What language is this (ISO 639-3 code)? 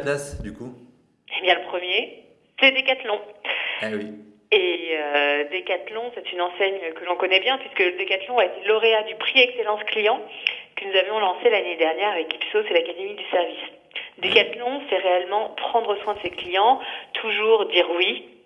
fra